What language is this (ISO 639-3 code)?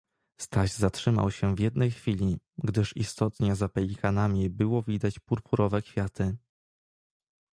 pol